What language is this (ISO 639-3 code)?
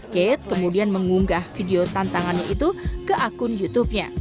ind